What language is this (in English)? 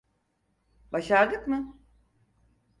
Turkish